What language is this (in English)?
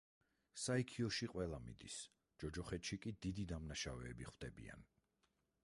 Georgian